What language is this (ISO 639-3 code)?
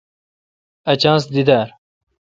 xka